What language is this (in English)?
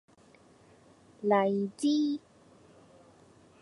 Cantonese